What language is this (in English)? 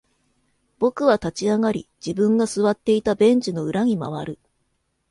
Japanese